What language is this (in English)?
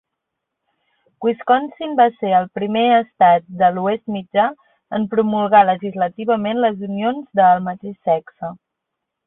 Catalan